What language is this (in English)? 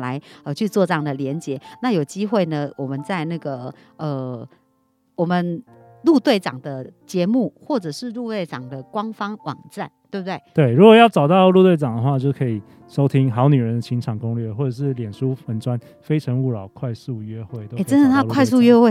Chinese